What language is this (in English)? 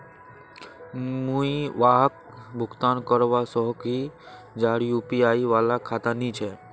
Magahi